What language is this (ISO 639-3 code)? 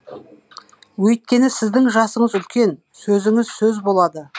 kaz